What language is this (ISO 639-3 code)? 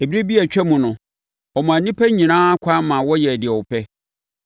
aka